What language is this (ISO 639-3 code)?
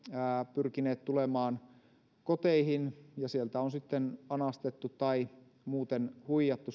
fin